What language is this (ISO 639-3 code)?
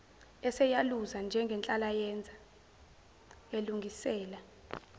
zul